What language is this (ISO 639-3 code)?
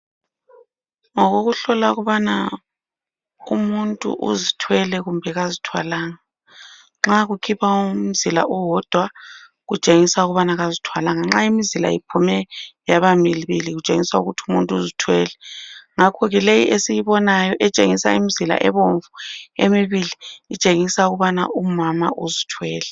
nde